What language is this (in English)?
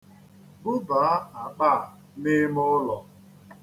Igbo